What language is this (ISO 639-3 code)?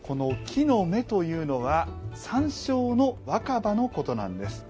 jpn